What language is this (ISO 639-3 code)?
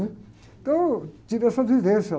por